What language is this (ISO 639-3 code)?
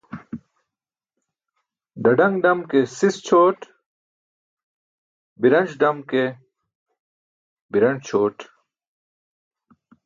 bsk